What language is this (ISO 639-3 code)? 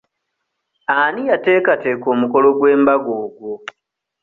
lug